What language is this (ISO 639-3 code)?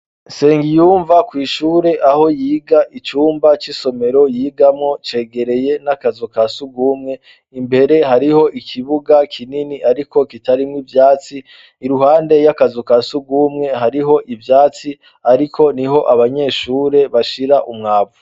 run